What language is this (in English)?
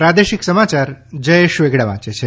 Gujarati